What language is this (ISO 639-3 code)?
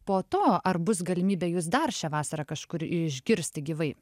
lit